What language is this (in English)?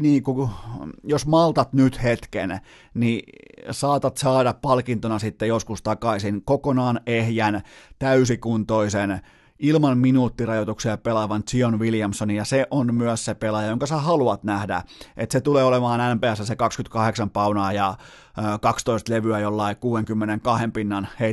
Finnish